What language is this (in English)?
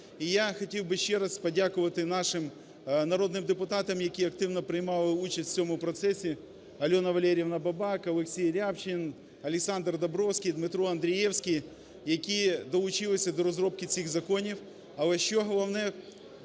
Ukrainian